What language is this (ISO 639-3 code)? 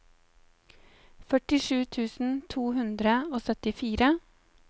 nor